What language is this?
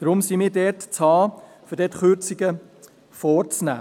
Swiss German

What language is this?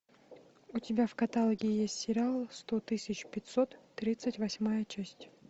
Russian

